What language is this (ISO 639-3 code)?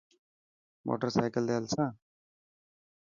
mki